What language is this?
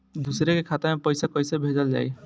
Bhojpuri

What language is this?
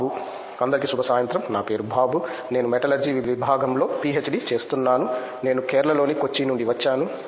Telugu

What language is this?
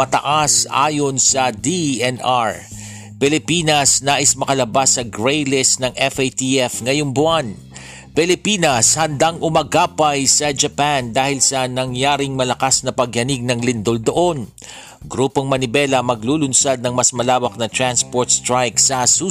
Filipino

